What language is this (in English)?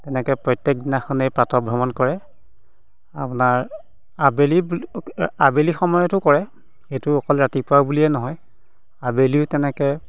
Assamese